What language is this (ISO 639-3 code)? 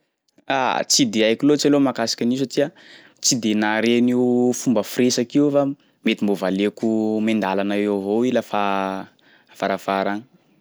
skg